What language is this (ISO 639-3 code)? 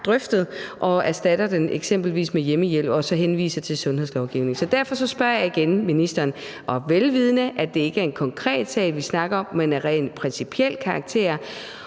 dan